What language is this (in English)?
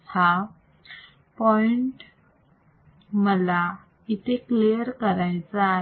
Marathi